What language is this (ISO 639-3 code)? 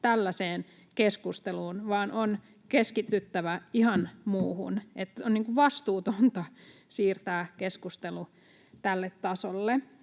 fin